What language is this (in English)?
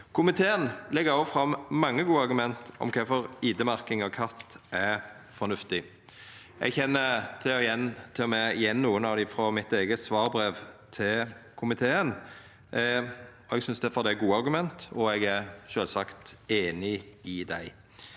Norwegian